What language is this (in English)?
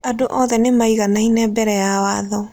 Kikuyu